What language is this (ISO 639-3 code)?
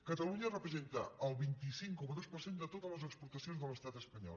cat